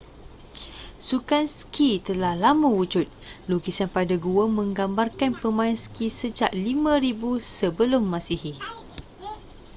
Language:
Malay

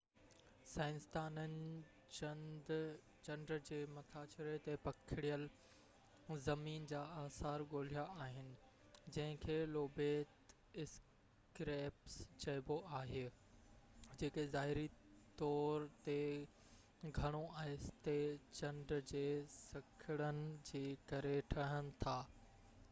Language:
Sindhi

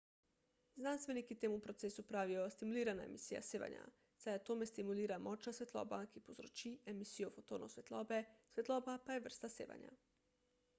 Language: Slovenian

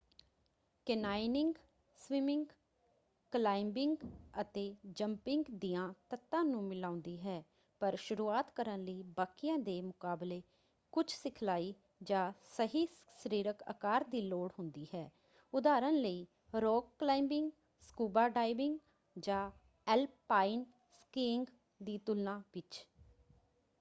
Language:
Punjabi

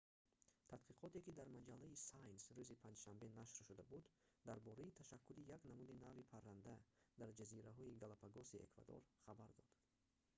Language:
Tajik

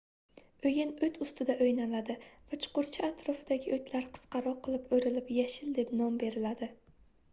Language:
Uzbek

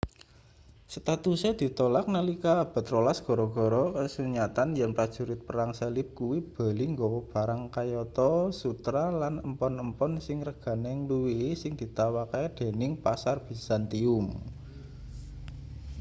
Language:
Javanese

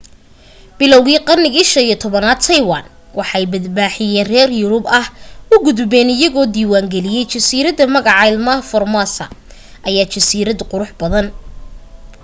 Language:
Somali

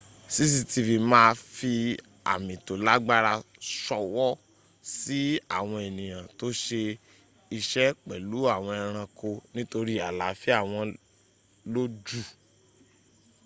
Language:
Yoruba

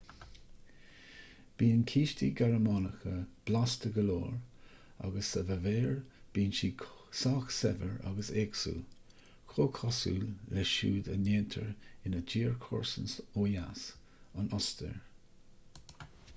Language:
Irish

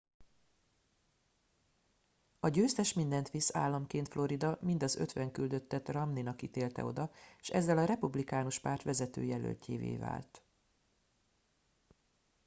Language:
Hungarian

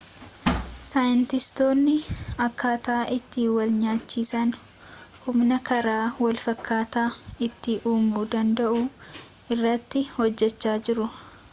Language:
Oromo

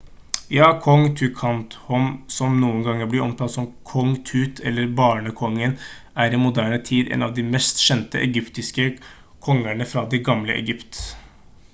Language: Norwegian Bokmål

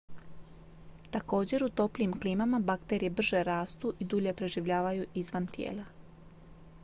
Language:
Croatian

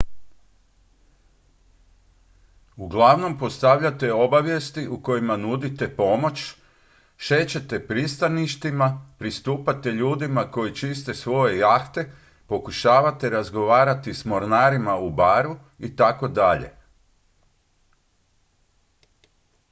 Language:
Croatian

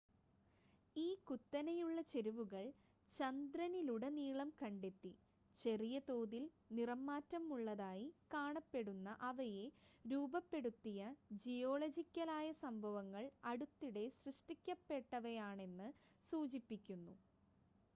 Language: Malayalam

